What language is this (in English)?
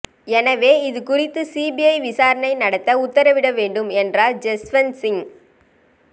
Tamil